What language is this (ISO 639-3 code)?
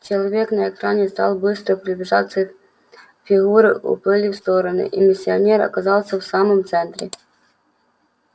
rus